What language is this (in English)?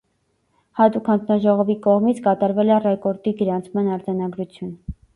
Armenian